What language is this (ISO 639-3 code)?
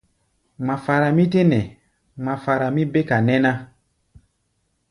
gba